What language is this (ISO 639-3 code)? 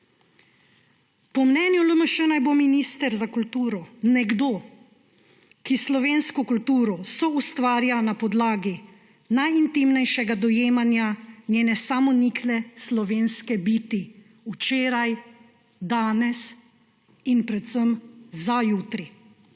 slv